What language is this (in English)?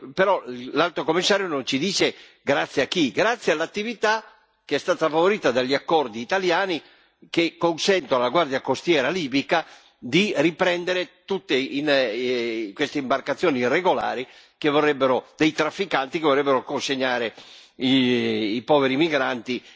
Italian